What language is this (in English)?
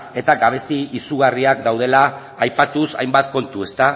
Basque